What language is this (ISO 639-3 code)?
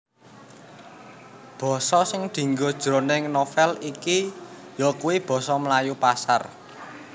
jav